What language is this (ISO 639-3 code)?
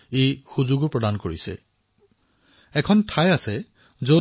asm